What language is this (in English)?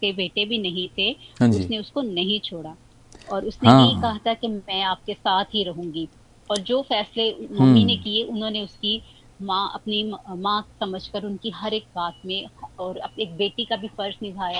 Hindi